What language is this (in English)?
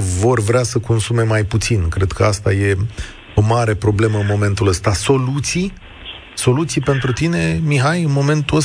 Romanian